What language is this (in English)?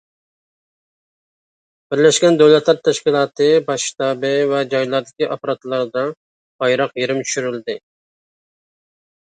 Uyghur